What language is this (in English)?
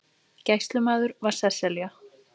Icelandic